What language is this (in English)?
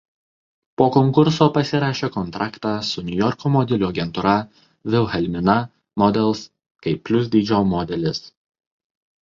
Lithuanian